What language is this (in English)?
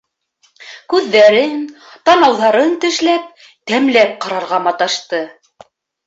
Bashkir